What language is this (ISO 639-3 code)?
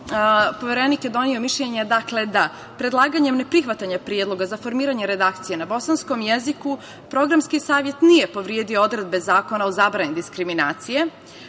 srp